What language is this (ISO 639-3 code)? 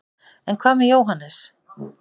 isl